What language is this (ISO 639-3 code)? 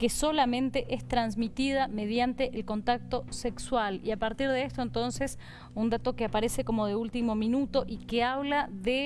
spa